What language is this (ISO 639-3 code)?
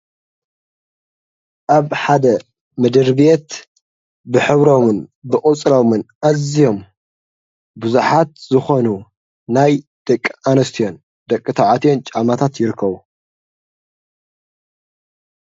tir